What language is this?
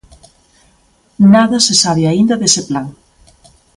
Galician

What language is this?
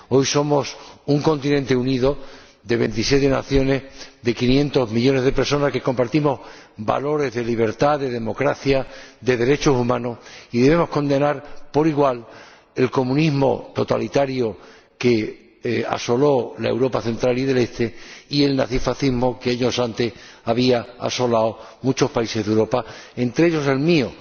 Spanish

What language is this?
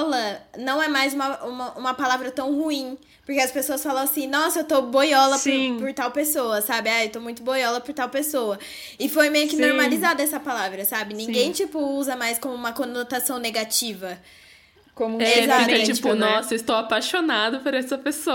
Portuguese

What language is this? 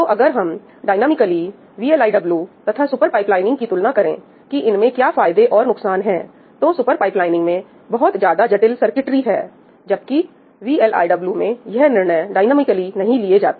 Hindi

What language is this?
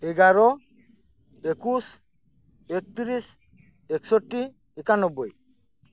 Santali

